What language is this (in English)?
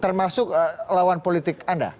Indonesian